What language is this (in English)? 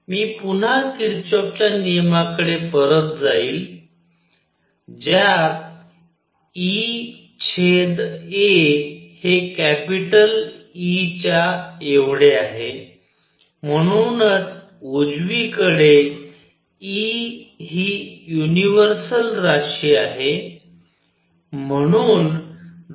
Marathi